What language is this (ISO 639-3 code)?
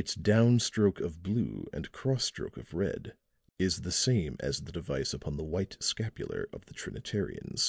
eng